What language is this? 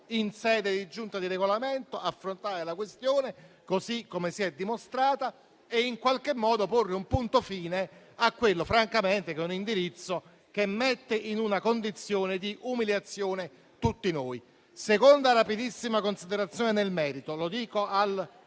Italian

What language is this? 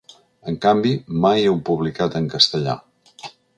Catalan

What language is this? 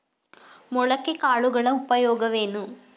Kannada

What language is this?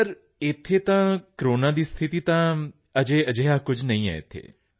Punjabi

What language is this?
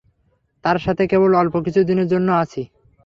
Bangla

